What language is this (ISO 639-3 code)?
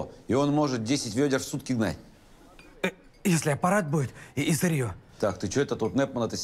rus